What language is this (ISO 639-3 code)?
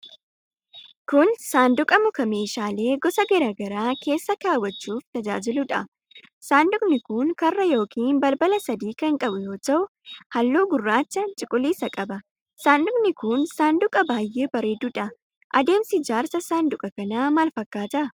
orm